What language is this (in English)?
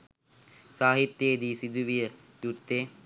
Sinhala